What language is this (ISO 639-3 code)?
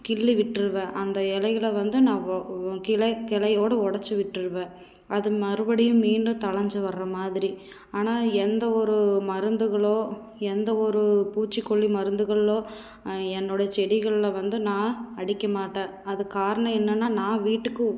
tam